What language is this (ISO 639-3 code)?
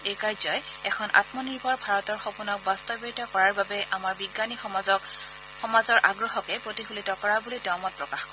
asm